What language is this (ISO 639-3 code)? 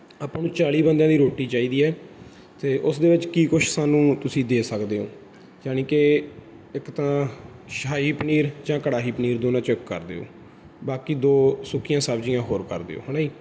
pan